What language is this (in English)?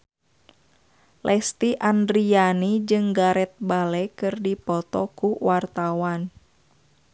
Sundanese